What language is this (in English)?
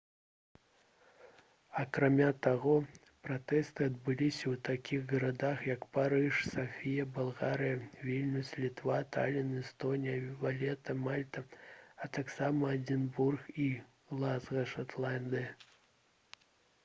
Belarusian